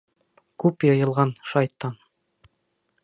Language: Bashkir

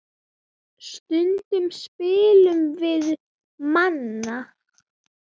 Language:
Icelandic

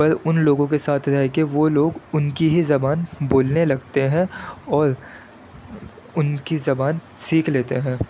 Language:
Urdu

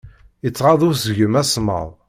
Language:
Kabyle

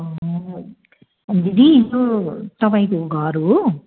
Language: Nepali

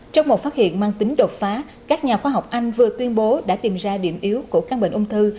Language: Vietnamese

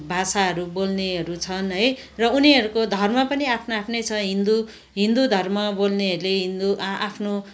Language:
Nepali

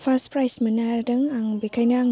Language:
Bodo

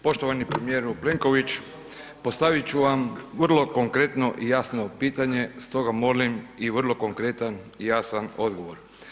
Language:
Croatian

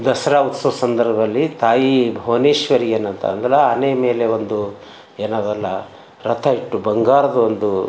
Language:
Kannada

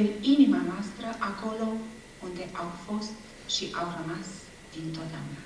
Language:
Romanian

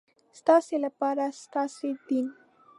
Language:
Pashto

